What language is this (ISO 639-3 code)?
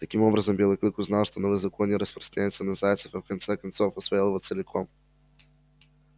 rus